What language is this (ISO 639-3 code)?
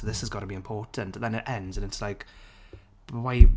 eng